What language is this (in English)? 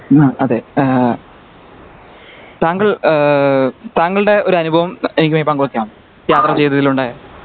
Malayalam